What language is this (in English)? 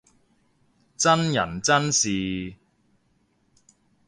Cantonese